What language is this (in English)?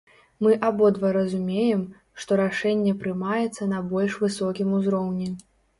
Belarusian